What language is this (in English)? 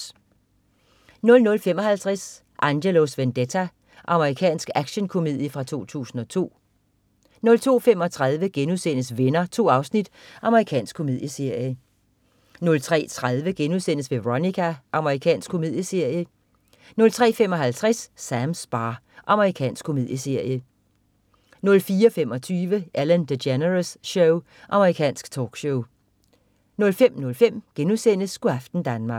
Danish